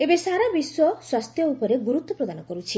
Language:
Odia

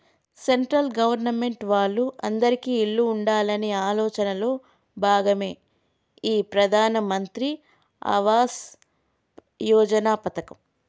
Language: Telugu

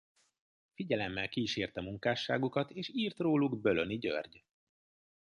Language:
Hungarian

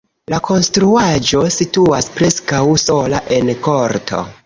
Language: Esperanto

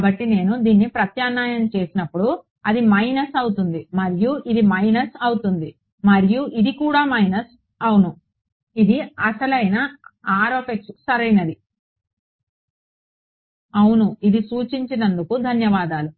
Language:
Telugu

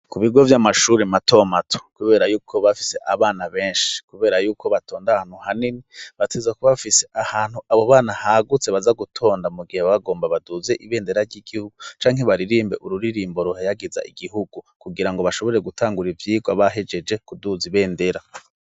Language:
Rundi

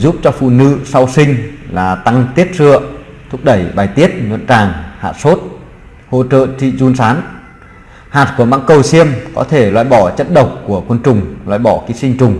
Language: Vietnamese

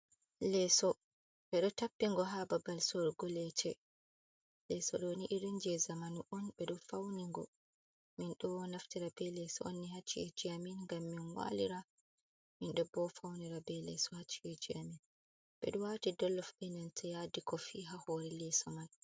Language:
Fula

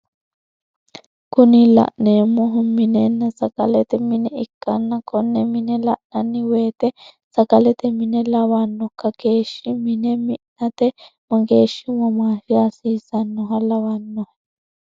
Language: Sidamo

